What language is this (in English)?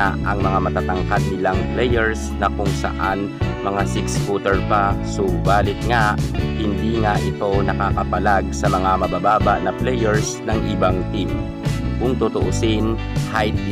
Filipino